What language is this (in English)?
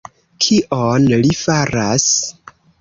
Esperanto